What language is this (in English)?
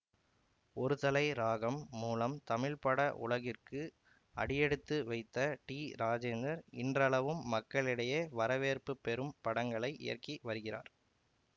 Tamil